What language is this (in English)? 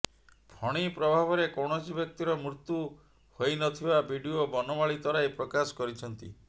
Odia